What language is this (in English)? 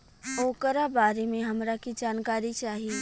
Bhojpuri